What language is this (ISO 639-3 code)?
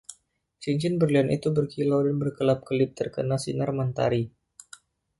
ind